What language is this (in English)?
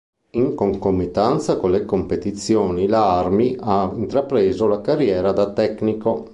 Italian